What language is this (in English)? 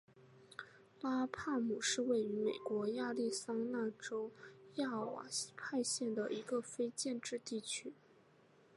Chinese